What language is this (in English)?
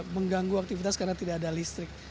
Indonesian